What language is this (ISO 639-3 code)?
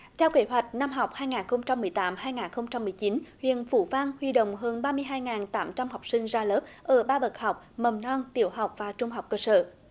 vie